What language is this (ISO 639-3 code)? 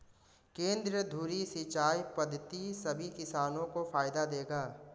hin